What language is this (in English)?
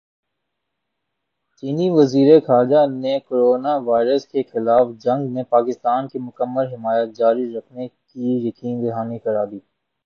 Urdu